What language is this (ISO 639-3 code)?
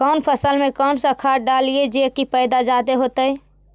mag